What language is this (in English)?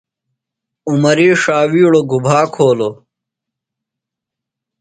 Phalura